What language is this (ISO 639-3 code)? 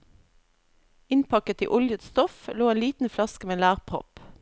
nor